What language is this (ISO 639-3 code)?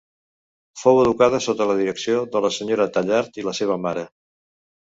cat